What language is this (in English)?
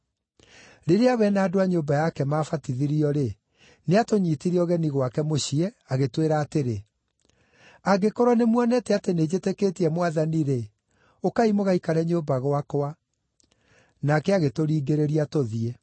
Kikuyu